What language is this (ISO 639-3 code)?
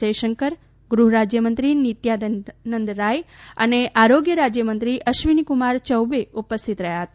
guj